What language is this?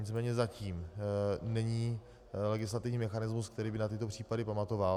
Czech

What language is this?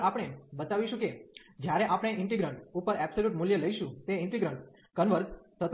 Gujarati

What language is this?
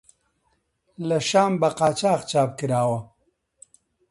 Central Kurdish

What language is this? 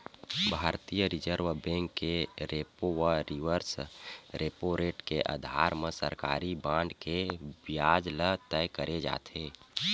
Chhattisgarhi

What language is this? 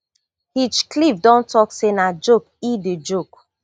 Nigerian Pidgin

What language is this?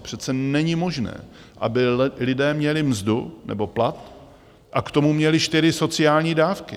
Czech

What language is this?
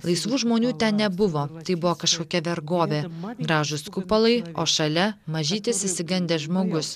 Lithuanian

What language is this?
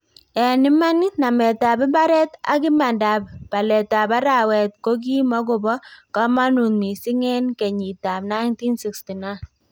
Kalenjin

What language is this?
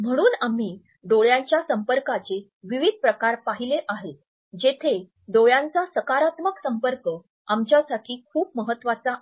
Marathi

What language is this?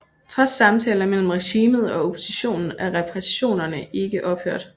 Danish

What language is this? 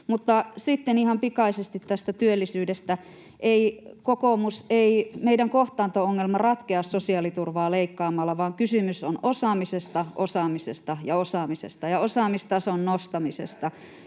Finnish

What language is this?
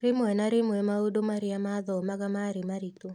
Kikuyu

